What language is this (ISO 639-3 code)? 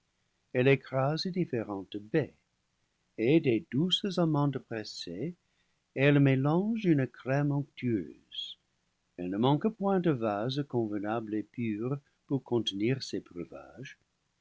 fra